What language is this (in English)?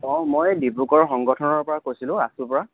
Assamese